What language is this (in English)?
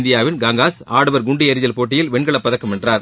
Tamil